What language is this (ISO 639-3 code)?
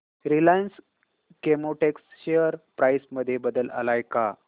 mar